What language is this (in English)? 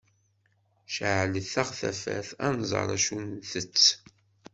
Kabyle